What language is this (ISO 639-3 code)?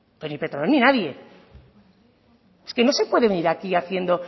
spa